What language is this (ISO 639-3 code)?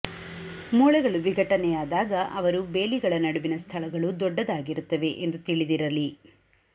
kan